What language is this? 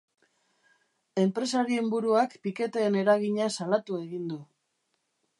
Basque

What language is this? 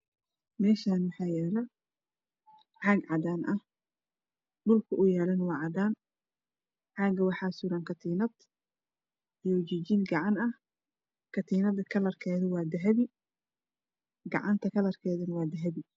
Somali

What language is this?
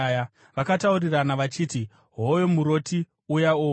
Shona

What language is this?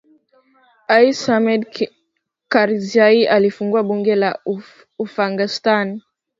Swahili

